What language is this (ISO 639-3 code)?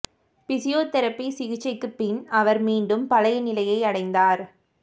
tam